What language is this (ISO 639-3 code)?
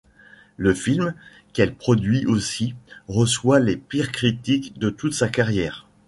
fra